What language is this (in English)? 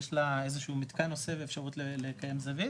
Hebrew